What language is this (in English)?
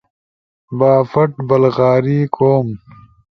Ushojo